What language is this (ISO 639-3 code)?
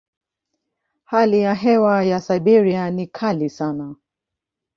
swa